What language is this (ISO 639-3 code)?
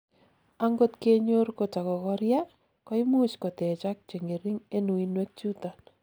kln